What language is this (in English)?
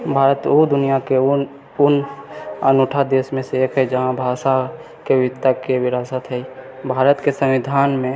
Maithili